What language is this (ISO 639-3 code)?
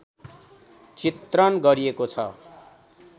nep